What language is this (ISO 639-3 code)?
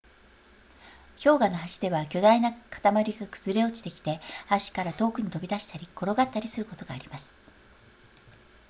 jpn